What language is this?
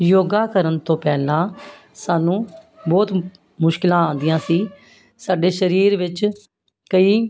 Punjabi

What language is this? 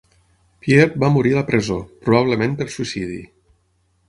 Catalan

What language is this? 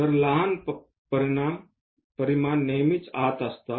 Marathi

